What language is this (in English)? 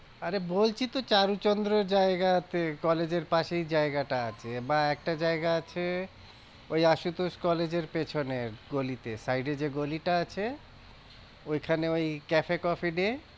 Bangla